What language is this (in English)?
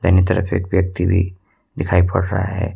Hindi